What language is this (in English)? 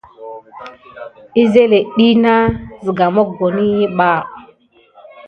Gidar